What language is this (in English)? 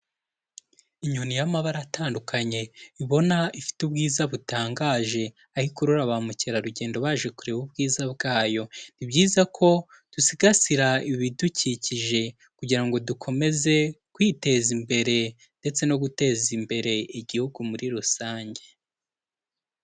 Kinyarwanda